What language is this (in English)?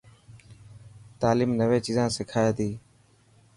Dhatki